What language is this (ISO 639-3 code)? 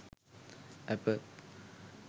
sin